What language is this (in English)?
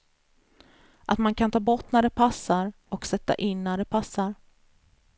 Swedish